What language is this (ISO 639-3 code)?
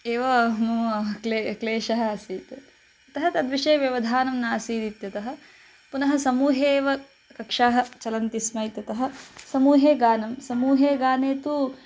san